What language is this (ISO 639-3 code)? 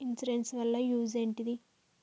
tel